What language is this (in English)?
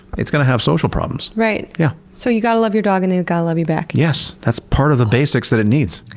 English